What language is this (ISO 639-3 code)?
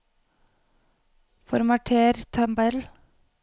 nor